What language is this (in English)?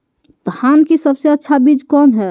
Magahi